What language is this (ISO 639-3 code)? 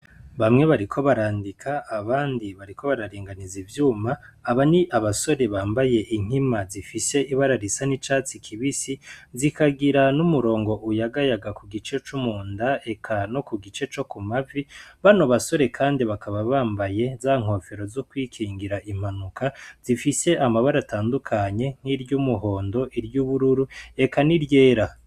run